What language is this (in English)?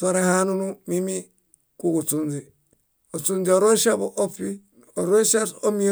Bayot